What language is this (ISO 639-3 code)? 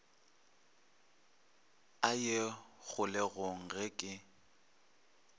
nso